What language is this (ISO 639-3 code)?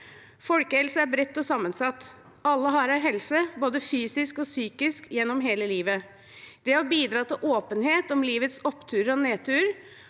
nor